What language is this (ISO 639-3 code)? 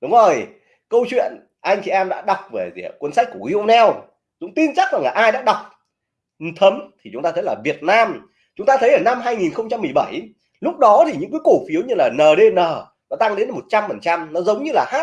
vie